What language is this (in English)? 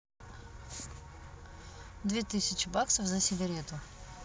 Russian